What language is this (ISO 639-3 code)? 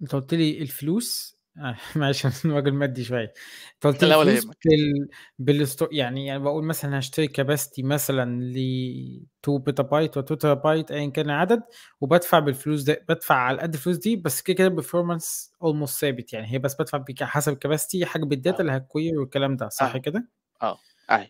ara